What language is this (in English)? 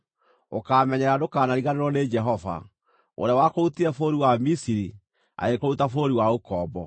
Kikuyu